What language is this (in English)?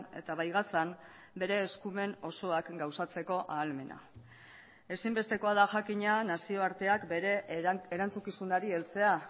Basque